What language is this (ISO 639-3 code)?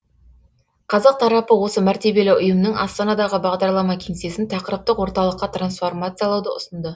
kaz